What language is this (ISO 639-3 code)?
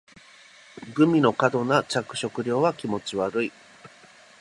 jpn